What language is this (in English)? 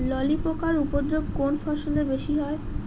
Bangla